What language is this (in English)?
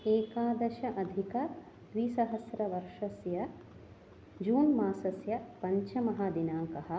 Sanskrit